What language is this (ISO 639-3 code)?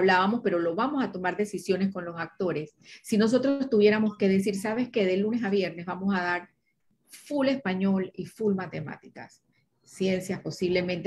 spa